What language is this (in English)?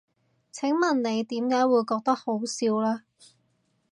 Cantonese